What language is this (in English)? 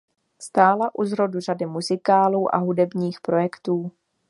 Czech